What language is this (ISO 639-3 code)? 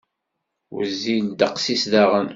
kab